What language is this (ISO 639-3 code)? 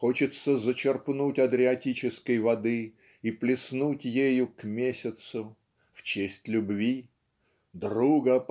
rus